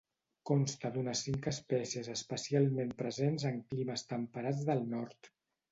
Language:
Catalan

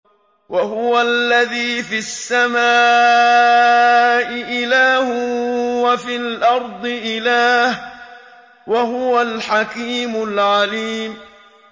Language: Arabic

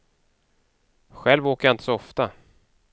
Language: Swedish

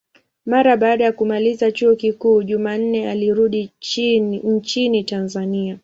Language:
Swahili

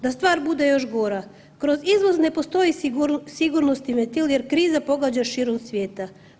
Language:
Croatian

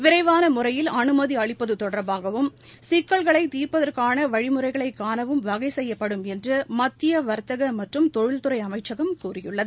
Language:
Tamil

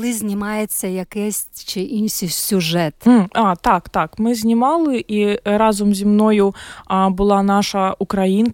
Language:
Ukrainian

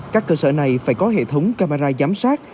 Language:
Vietnamese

